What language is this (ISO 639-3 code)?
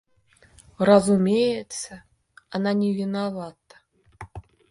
rus